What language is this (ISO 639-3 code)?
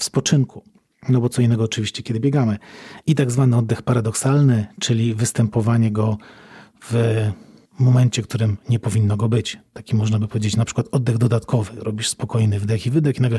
pol